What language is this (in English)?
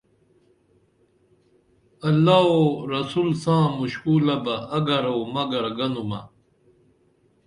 Dameli